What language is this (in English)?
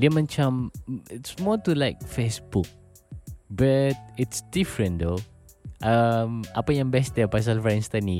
Malay